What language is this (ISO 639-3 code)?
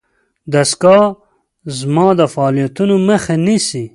pus